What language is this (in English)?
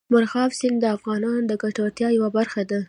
Pashto